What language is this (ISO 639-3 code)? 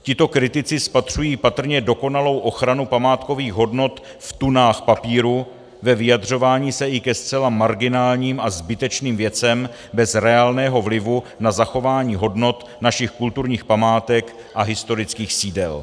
ces